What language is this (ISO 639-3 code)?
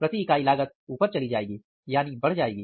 hin